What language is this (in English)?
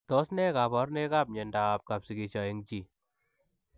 Kalenjin